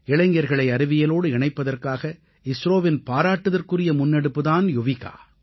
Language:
Tamil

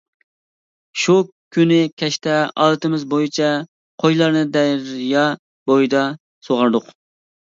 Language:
Uyghur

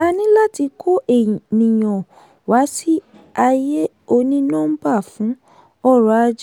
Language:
Yoruba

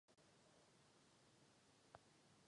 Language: Czech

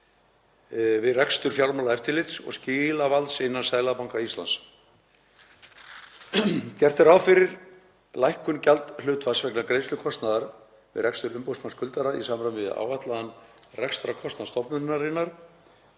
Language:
Icelandic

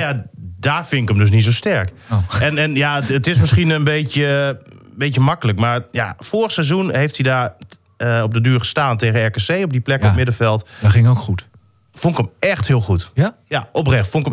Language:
Dutch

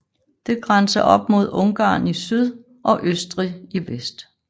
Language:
Danish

